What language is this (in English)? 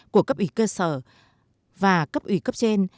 Vietnamese